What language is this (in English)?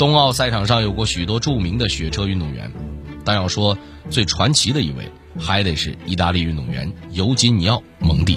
Chinese